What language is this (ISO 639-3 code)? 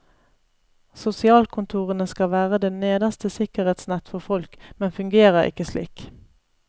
nor